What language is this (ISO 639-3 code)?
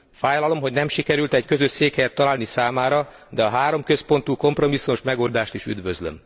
hun